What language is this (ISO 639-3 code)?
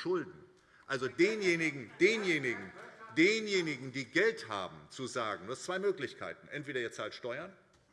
deu